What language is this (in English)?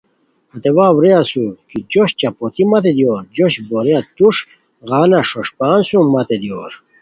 Khowar